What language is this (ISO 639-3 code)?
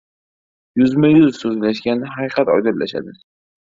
uzb